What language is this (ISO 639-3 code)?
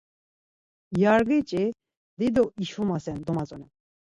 lzz